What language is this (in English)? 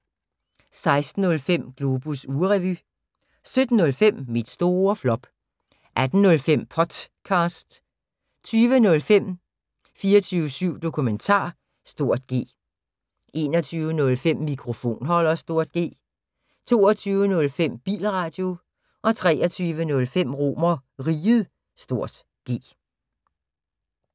Danish